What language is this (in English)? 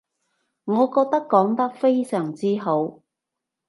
Cantonese